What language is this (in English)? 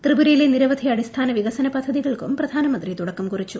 Malayalam